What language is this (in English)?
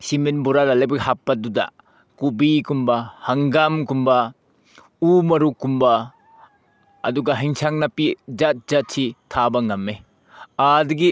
Manipuri